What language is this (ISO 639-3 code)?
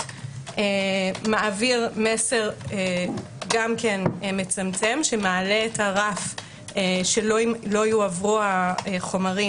heb